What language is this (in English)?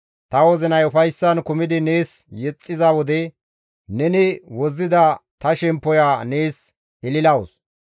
Gamo